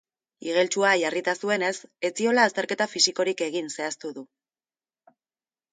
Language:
Basque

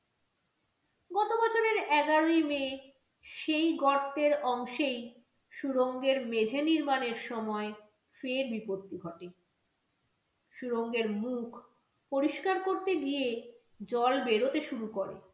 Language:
Bangla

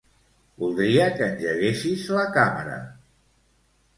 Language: Catalan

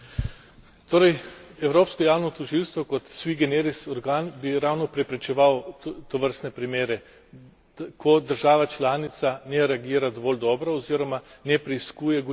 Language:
Slovenian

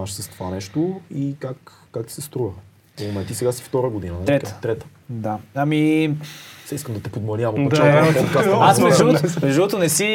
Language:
Bulgarian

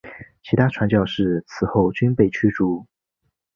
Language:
Chinese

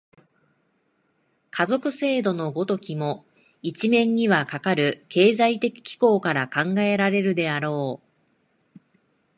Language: Japanese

